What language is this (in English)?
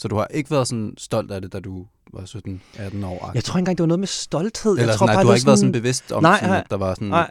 Danish